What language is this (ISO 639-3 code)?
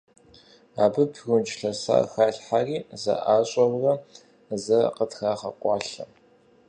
kbd